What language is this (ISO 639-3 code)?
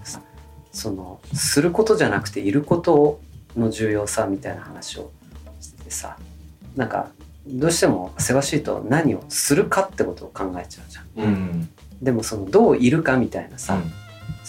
jpn